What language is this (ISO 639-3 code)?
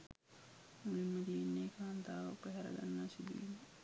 sin